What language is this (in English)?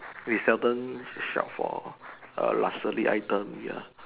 English